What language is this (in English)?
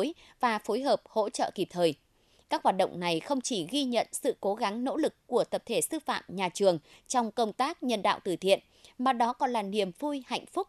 Vietnamese